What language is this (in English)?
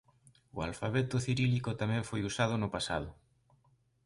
Galician